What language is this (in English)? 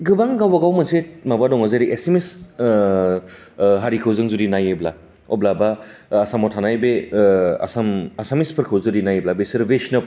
Bodo